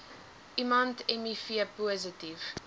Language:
Afrikaans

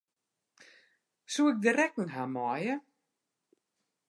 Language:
Western Frisian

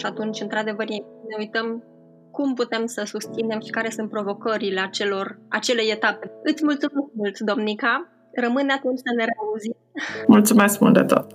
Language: Romanian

